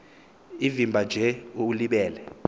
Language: Xhosa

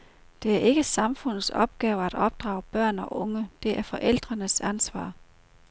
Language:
Danish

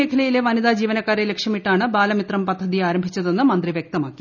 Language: Malayalam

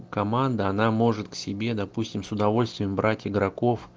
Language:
Russian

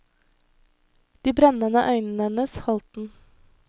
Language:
Norwegian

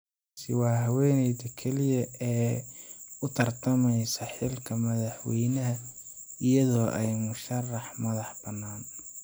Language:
Somali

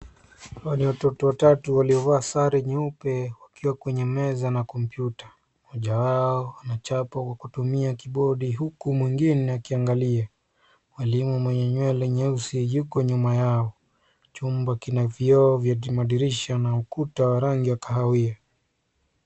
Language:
Swahili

